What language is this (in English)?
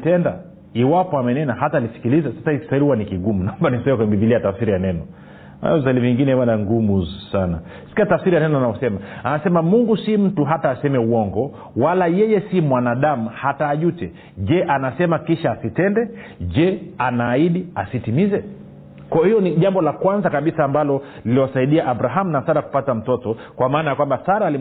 Swahili